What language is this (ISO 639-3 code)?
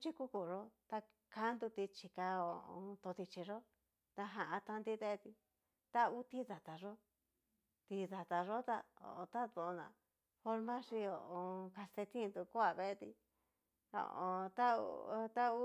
miu